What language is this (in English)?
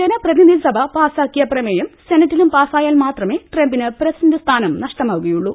Malayalam